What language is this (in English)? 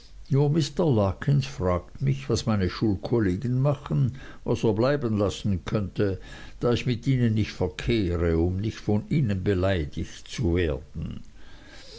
German